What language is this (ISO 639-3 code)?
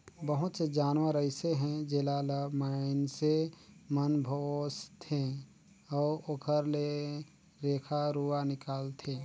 hne